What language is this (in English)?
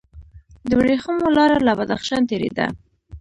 Pashto